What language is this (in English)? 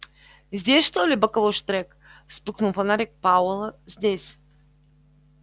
Russian